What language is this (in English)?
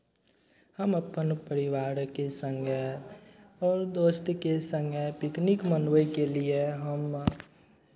Maithili